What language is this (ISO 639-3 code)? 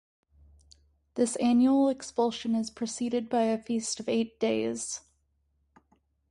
eng